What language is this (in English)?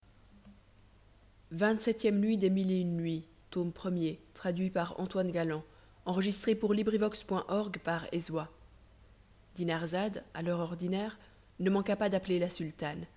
French